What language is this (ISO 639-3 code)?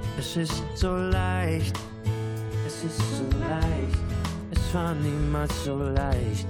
deu